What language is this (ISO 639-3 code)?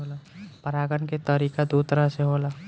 bho